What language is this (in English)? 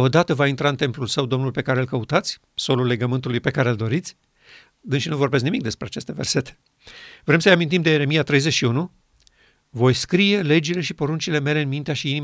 Romanian